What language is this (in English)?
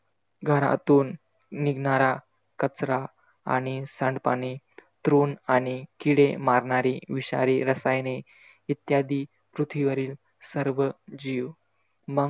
Marathi